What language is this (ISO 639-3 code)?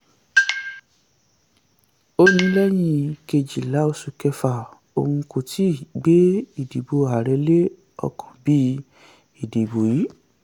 yor